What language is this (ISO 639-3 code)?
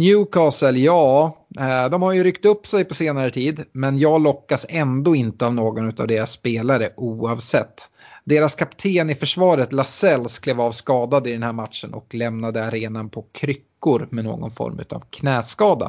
swe